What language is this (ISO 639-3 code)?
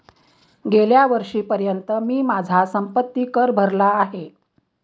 mar